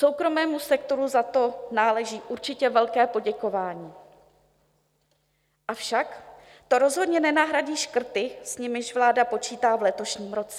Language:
Czech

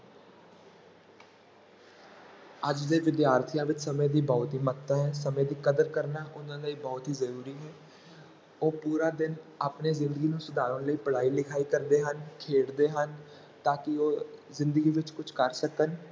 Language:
Punjabi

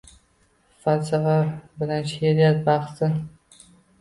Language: Uzbek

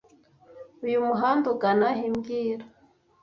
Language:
Kinyarwanda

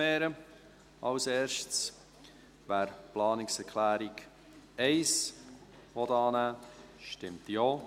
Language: Swiss German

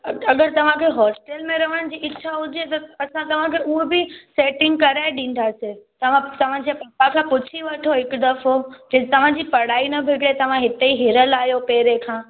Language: Sindhi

